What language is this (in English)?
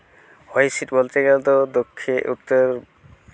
Santali